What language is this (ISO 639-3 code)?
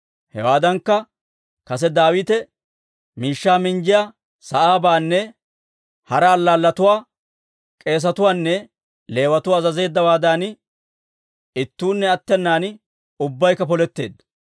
dwr